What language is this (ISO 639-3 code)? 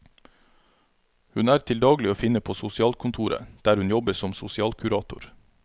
nor